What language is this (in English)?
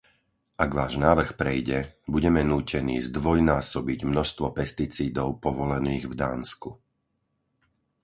Slovak